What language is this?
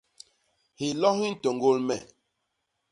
Basaa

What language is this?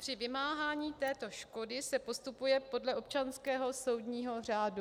Czech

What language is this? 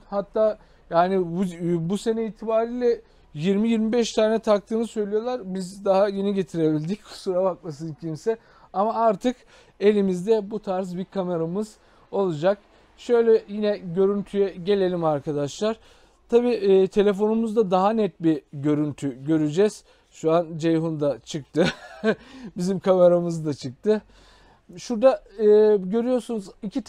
Turkish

